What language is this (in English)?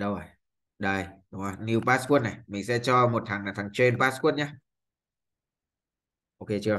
Vietnamese